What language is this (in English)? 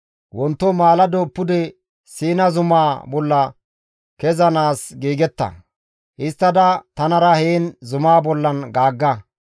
Gamo